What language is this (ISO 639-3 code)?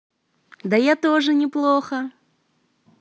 rus